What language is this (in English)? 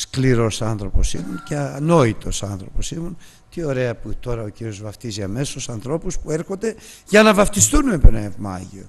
Greek